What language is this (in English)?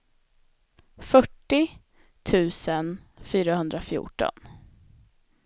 Swedish